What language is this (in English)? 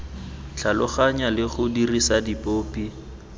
Tswana